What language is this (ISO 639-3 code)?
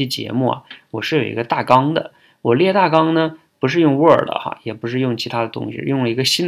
zho